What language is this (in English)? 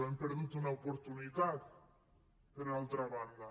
Catalan